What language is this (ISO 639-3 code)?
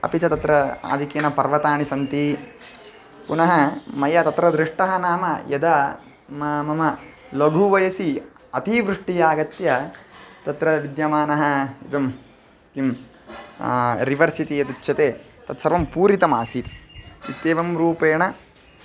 san